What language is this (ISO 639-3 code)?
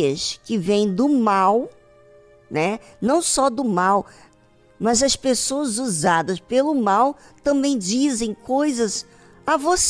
por